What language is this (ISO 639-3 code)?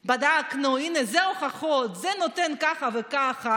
heb